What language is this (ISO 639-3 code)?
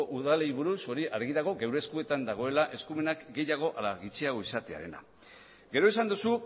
eus